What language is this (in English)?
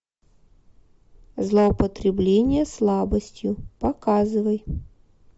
Russian